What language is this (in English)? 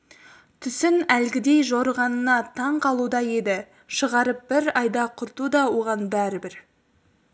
Kazakh